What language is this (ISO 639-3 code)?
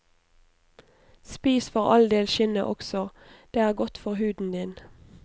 nor